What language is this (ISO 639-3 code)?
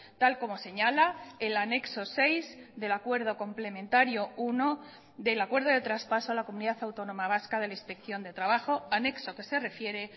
spa